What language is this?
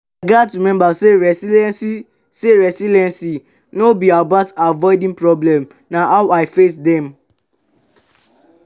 Nigerian Pidgin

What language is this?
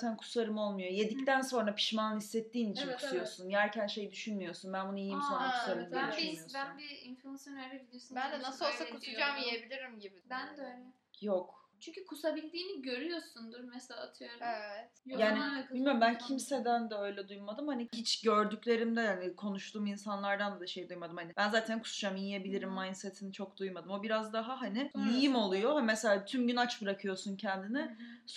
Turkish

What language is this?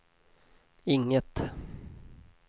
Swedish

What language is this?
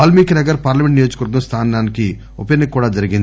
Telugu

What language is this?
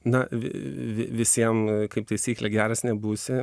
Lithuanian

